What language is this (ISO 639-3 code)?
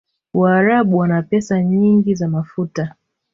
swa